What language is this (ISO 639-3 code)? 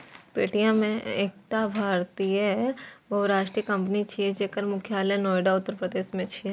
mai